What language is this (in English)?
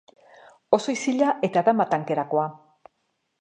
Basque